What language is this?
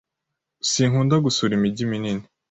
Kinyarwanda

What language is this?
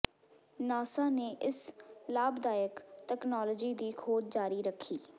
Punjabi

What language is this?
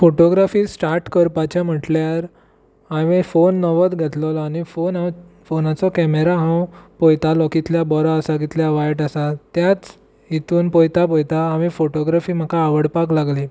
Konkani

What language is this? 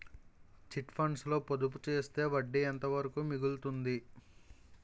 Telugu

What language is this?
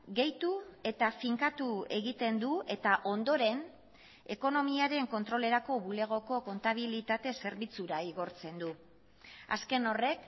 Basque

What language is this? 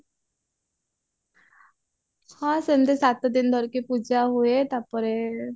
Odia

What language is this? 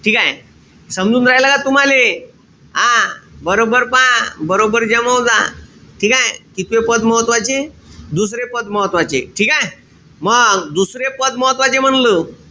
Marathi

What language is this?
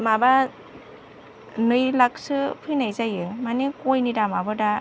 Bodo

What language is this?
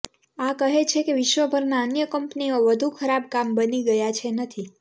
Gujarati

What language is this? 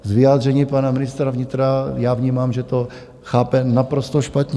Czech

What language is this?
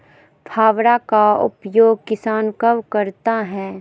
Magahi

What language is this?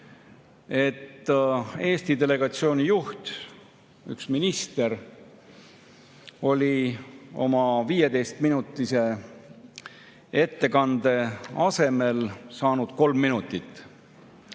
Estonian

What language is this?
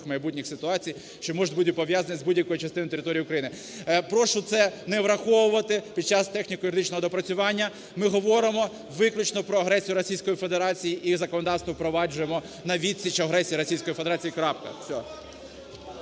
Ukrainian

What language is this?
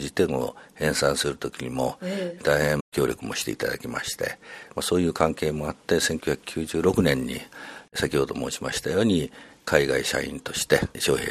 Japanese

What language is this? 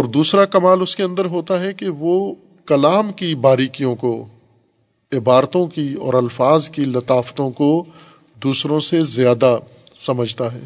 Urdu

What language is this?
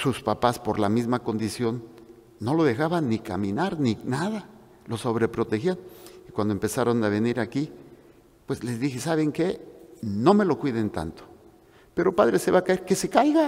Spanish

